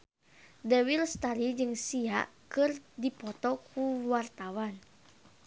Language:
Sundanese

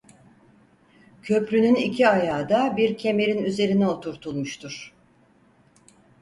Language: Turkish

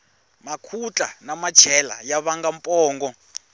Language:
Tsonga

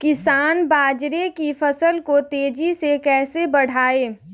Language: Hindi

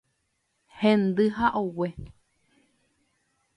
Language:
Guarani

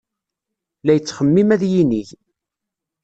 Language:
Kabyle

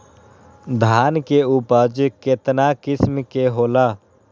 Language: Magahi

